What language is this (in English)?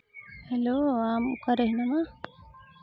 Santali